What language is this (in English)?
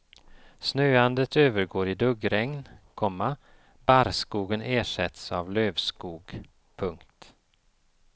Swedish